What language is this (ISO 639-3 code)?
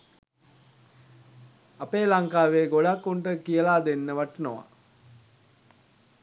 sin